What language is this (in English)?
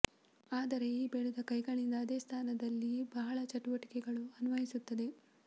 Kannada